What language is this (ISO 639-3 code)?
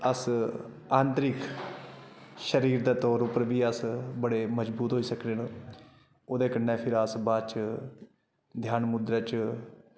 doi